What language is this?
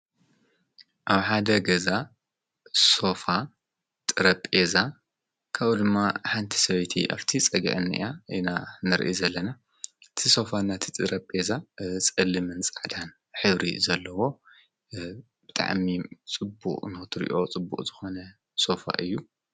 Tigrinya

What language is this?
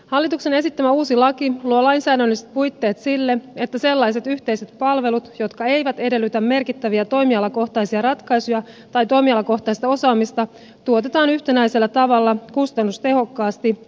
Finnish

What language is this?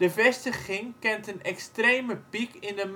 Dutch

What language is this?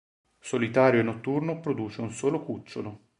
Italian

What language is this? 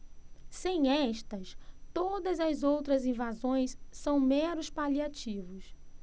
Portuguese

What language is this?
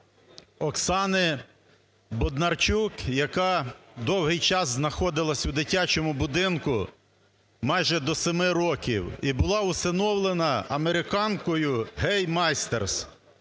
Ukrainian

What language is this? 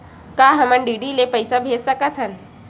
Chhattisgarhi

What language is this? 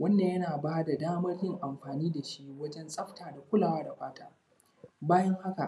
Hausa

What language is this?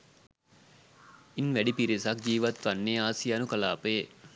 Sinhala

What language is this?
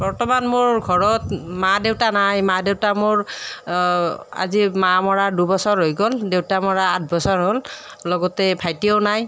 Assamese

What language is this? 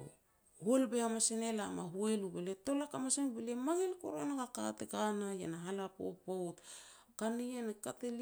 Petats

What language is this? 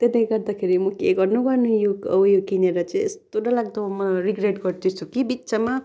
Nepali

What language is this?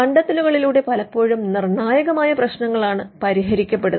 Malayalam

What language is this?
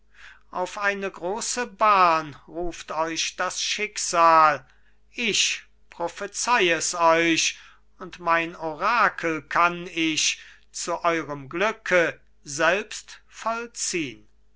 German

